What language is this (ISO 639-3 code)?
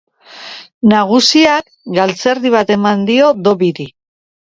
eus